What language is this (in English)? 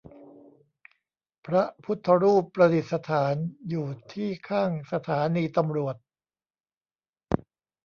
Thai